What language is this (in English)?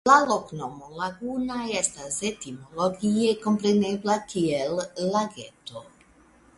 Esperanto